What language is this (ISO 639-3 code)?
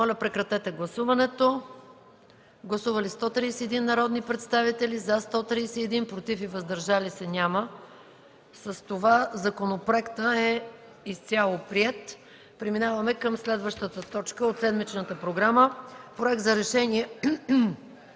bul